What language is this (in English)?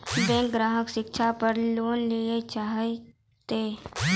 Maithili